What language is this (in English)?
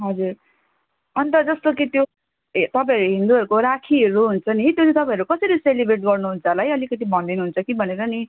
Nepali